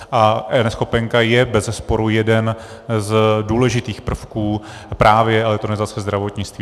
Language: Czech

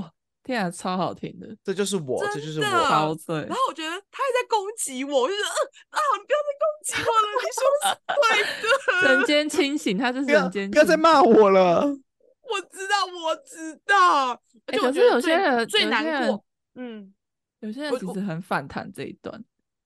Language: Chinese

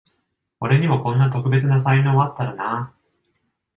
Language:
Japanese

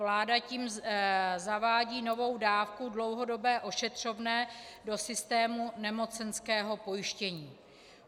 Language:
Czech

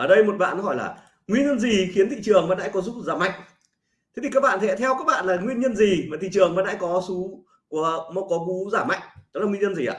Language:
Vietnamese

